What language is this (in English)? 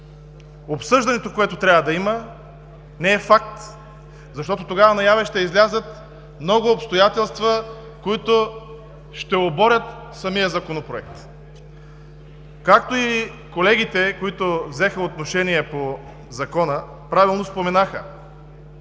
Bulgarian